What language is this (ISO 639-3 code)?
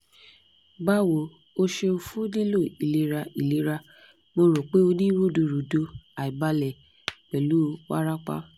yor